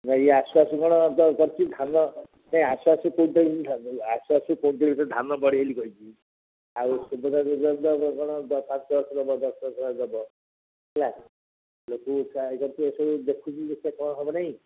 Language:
Odia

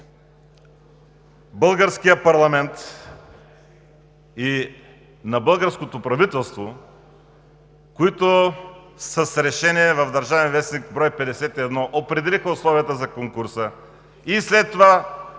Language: Bulgarian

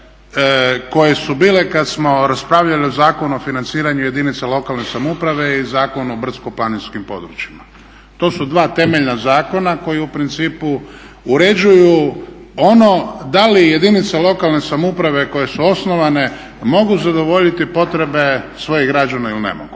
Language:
Croatian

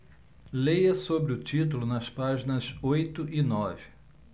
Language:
Portuguese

